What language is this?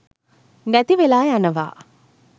Sinhala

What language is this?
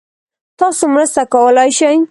Pashto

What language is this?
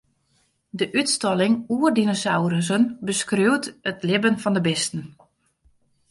Western Frisian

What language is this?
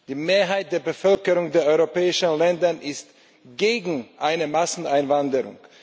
German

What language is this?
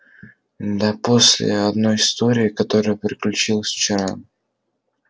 Russian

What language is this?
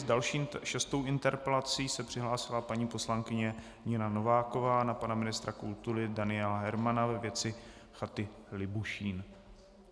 Czech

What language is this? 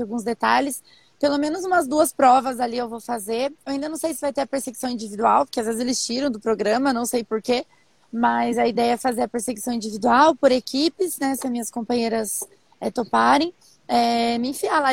Portuguese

